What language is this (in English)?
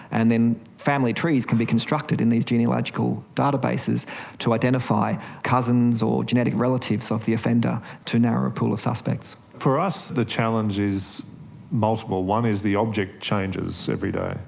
English